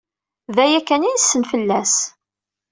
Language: Kabyle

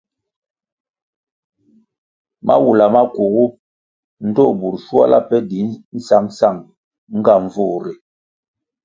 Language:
Kwasio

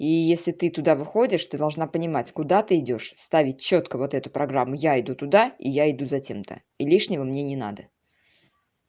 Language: Russian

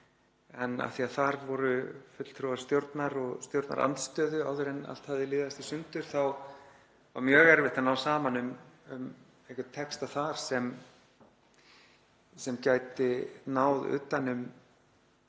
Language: Icelandic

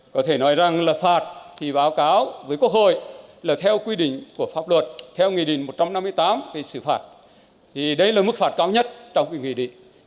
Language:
Vietnamese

